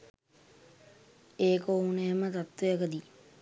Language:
Sinhala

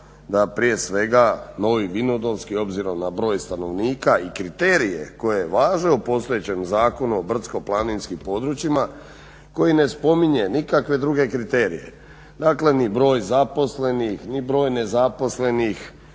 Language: Croatian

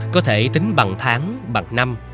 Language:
Vietnamese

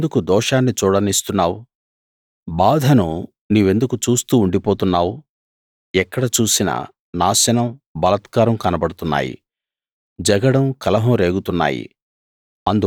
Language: Telugu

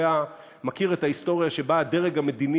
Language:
Hebrew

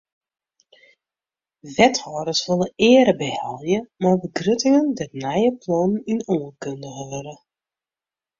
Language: Western Frisian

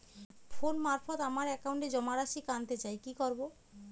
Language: Bangla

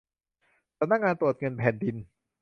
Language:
Thai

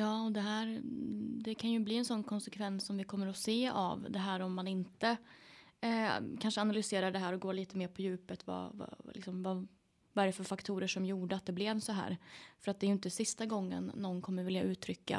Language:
Swedish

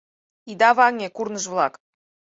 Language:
Mari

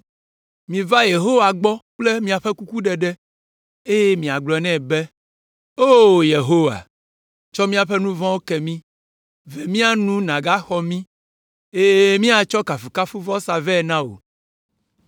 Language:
Ewe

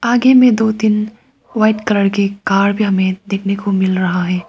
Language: Hindi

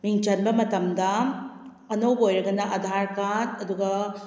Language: Manipuri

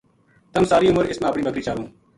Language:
Gujari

